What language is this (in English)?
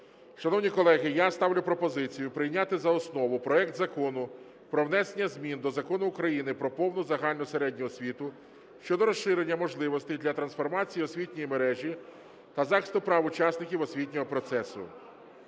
Ukrainian